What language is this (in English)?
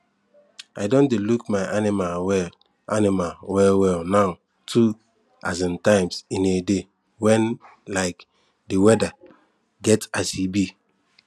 Nigerian Pidgin